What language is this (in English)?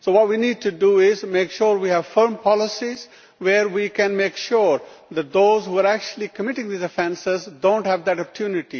English